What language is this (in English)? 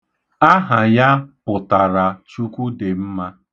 Igbo